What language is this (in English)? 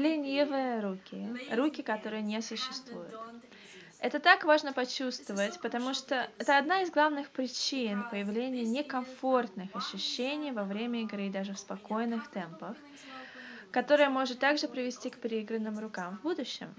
Russian